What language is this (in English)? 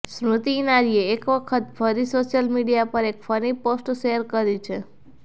Gujarati